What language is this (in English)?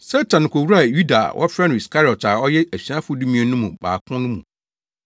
Akan